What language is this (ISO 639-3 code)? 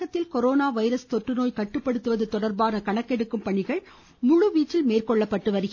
tam